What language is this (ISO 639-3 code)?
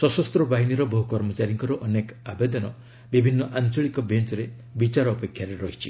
ori